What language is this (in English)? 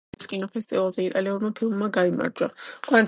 Georgian